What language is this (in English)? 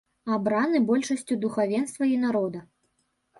Belarusian